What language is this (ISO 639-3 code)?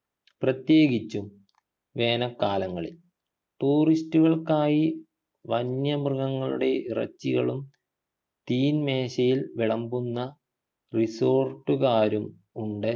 mal